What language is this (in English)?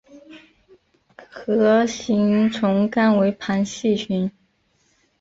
Chinese